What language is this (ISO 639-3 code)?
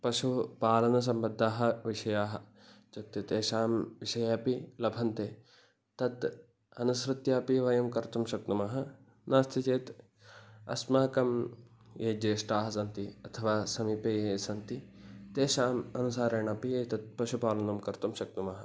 san